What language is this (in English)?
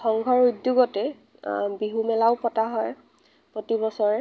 Assamese